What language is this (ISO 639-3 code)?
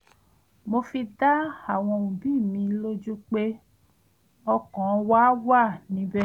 yor